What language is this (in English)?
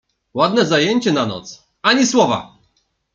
Polish